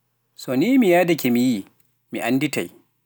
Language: Pular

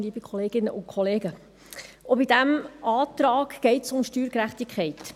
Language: Swiss German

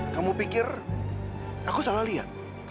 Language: Indonesian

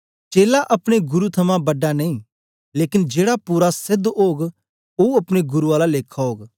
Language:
Dogri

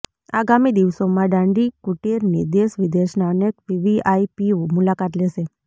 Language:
Gujarati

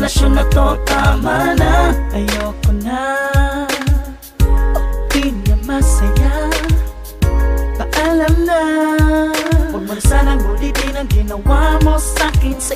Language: Vietnamese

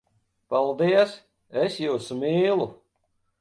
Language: Latvian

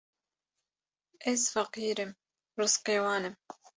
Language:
Kurdish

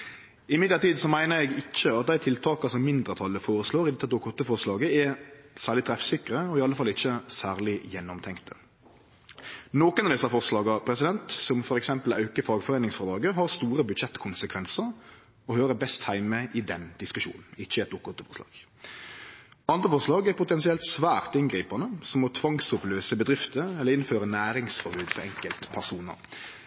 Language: Norwegian Nynorsk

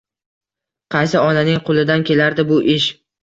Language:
Uzbek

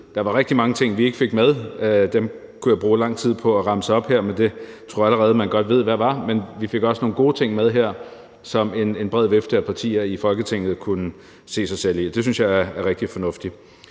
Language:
Danish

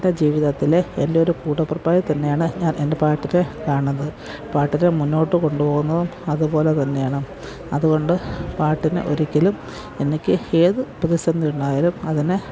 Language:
Malayalam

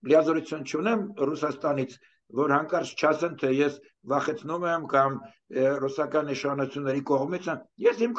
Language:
Romanian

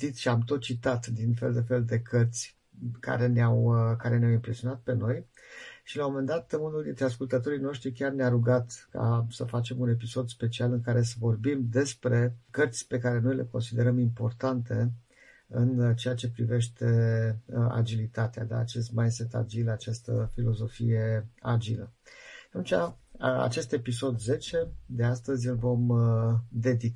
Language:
Romanian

